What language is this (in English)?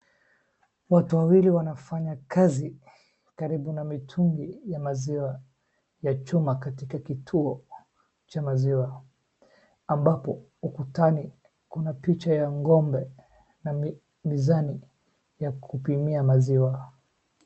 Swahili